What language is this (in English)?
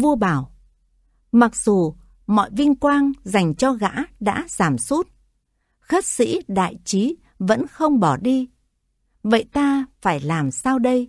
Vietnamese